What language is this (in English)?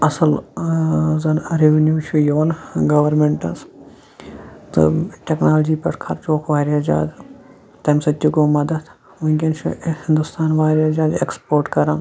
Kashmiri